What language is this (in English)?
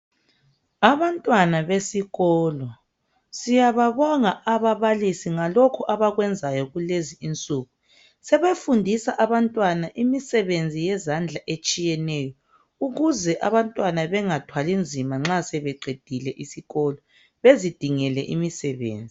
North Ndebele